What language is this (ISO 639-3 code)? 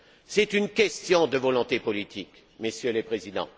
fra